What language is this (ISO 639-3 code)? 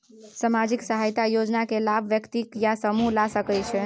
mai